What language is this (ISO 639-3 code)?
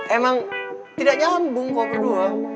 ind